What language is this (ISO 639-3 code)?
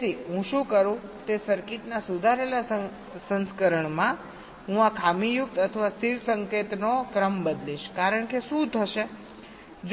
guj